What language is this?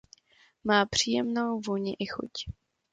Czech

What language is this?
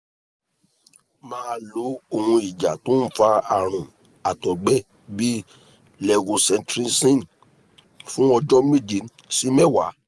Yoruba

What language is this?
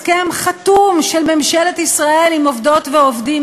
Hebrew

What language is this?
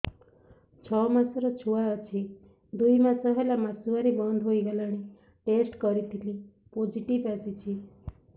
Odia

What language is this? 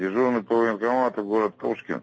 Russian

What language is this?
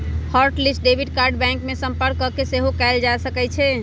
Magahi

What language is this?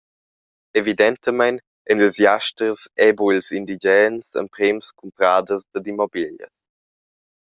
Romansh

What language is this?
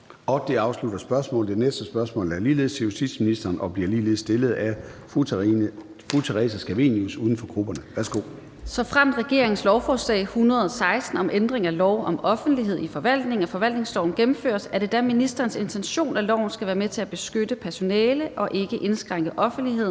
Danish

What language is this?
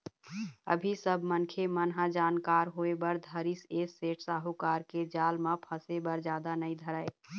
Chhattisgarhi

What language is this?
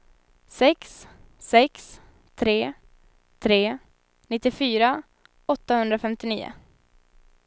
Swedish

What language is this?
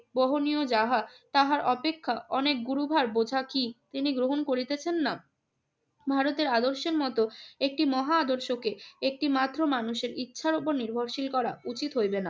Bangla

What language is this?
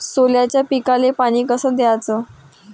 Marathi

